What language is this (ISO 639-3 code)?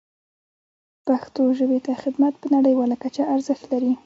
pus